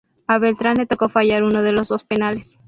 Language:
Spanish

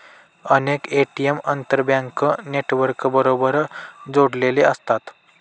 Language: Marathi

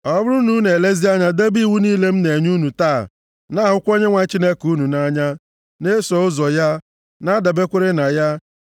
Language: Igbo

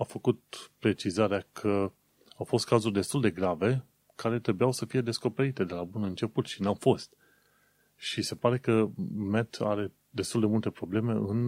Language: Romanian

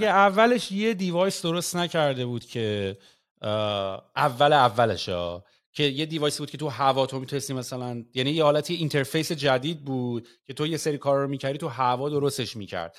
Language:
Persian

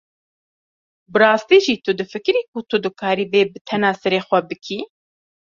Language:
Kurdish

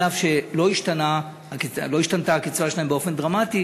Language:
Hebrew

